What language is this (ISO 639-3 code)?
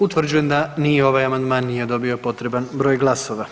hrv